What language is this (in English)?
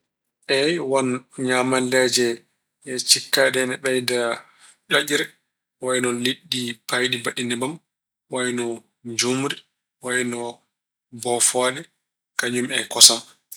Fula